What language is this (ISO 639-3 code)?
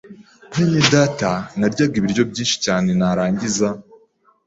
kin